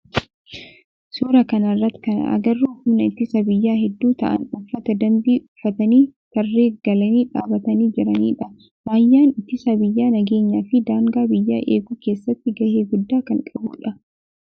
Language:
Oromo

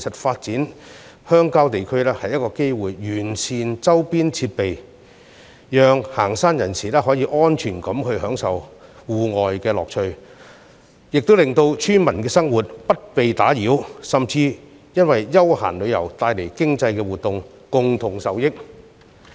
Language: Cantonese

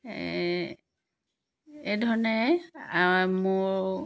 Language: Assamese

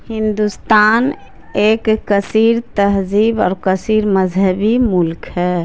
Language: Urdu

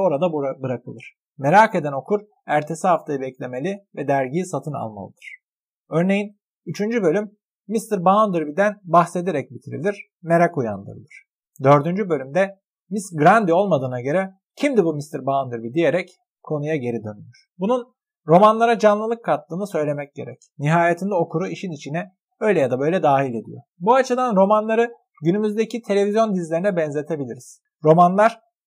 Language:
Turkish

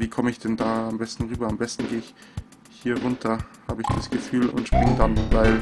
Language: German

